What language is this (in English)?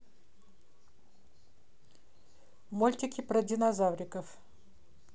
Russian